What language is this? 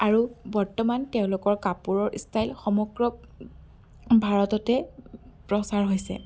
Assamese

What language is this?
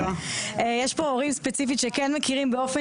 Hebrew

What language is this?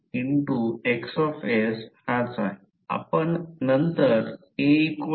Marathi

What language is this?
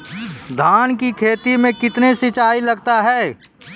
Maithili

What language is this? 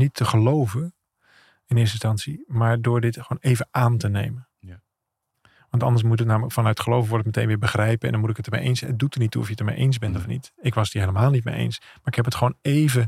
Dutch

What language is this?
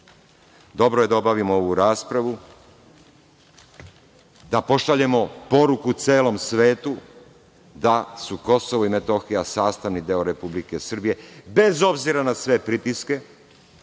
Serbian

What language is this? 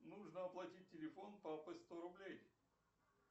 Russian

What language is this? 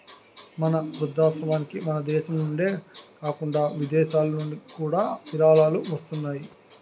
Telugu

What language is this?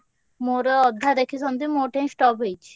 Odia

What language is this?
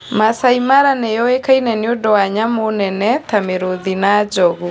Kikuyu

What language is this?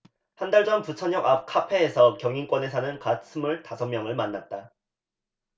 Korean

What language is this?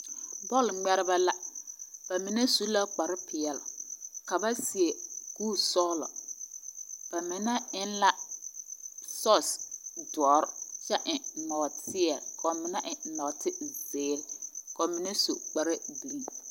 Southern Dagaare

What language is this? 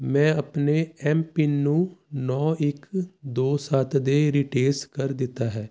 Punjabi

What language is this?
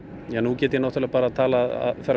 Icelandic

